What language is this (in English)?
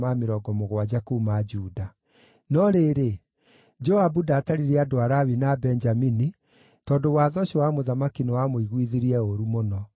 Kikuyu